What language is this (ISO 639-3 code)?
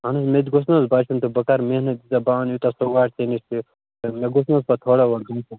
kas